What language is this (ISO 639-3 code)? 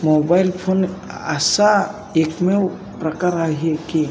mar